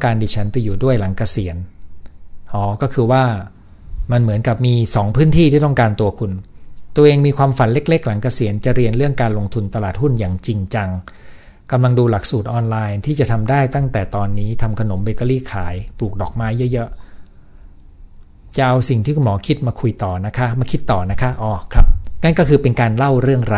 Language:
Thai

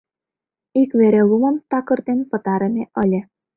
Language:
Mari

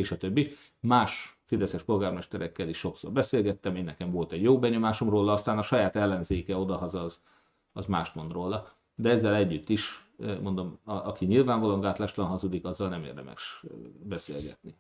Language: Hungarian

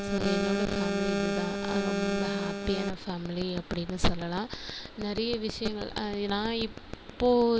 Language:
Tamil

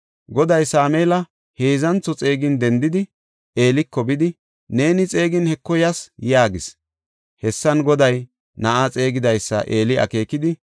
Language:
Gofa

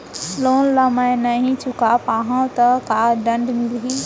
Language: Chhattisgarhi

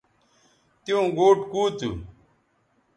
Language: Bateri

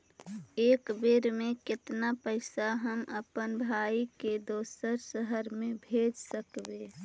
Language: Magahi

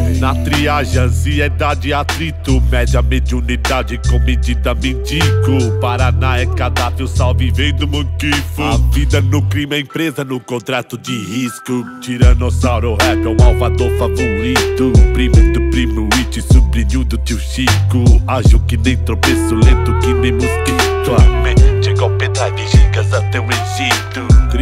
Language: Portuguese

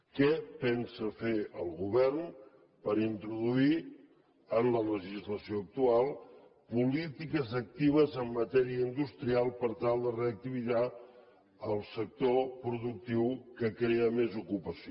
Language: Catalan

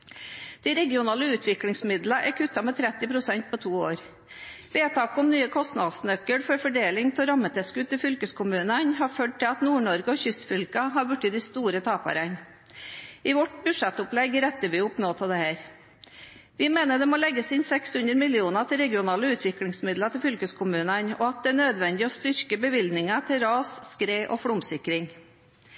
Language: Norwegian Bokmål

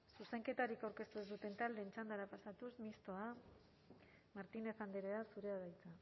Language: Basque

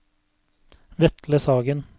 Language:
Norwegian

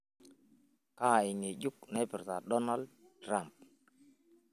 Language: Masai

